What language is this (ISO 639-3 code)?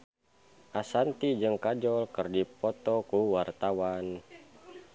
sun